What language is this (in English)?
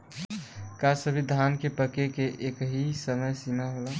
Bhojpuri